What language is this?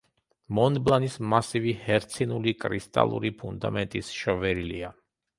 Georgian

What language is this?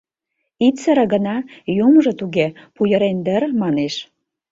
Mari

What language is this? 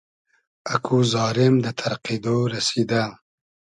Hazaragi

